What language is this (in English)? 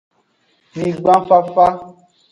Aja (Benin)